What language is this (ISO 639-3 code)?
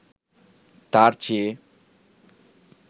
ben